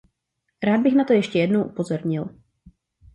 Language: Czech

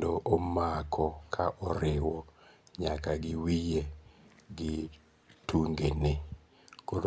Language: Luo (Kenya and Tanzania)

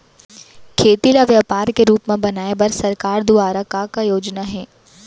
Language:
Chhattisgarhi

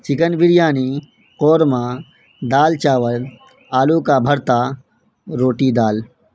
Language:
Urdu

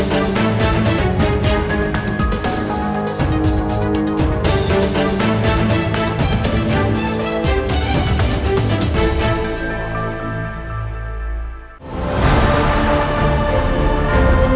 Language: Vietnamese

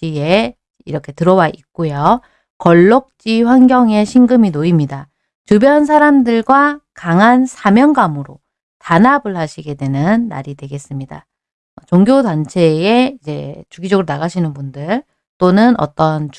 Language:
Korean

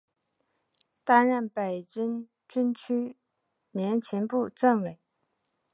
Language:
Chinese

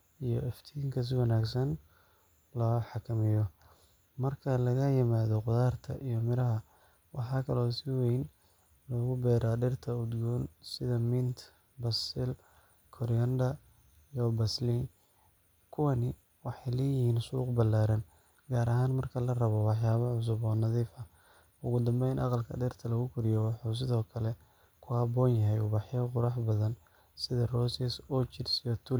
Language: Somali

